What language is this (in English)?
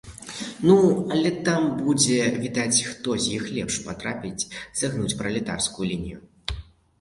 Belarusian